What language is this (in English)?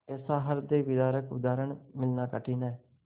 Hindi